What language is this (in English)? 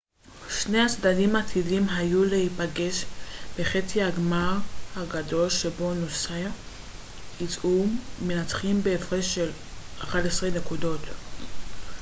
Hebrew